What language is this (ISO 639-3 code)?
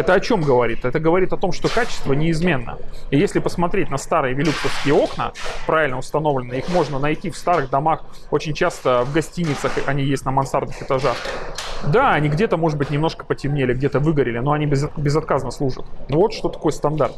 rus